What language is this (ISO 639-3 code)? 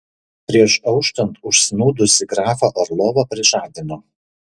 lit